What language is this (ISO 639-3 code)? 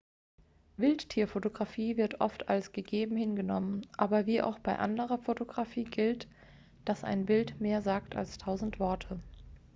deu